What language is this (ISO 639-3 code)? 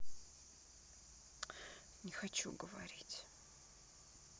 rus